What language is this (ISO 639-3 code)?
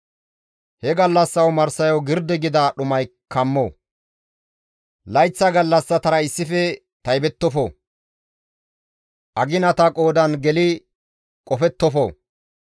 gmv